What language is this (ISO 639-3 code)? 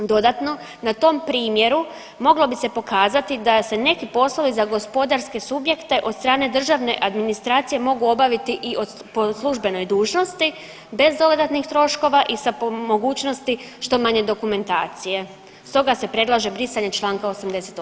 hrv